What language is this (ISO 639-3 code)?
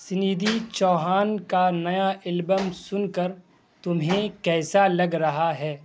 urd